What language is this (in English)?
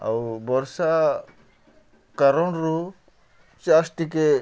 Odia